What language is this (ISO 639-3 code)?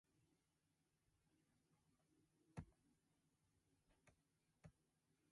jpn